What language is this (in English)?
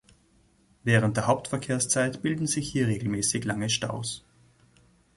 German